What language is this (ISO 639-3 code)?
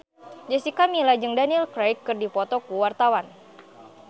sun